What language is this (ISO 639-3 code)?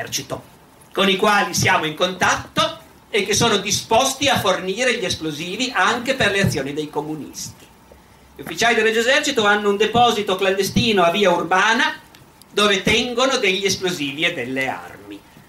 ita